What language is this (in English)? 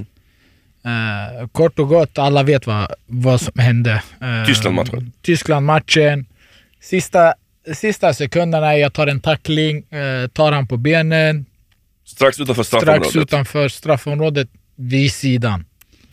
Swedish